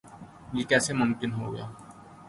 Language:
Urdu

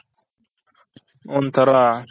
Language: Kannada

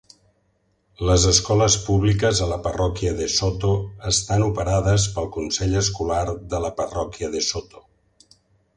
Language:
Catalan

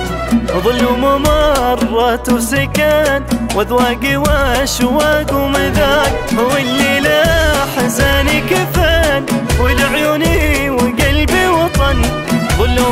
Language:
Arabic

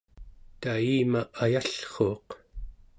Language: Central Yupik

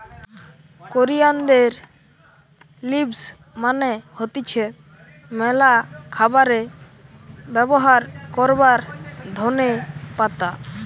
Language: Bangla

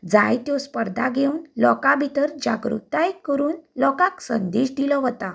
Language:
Konkani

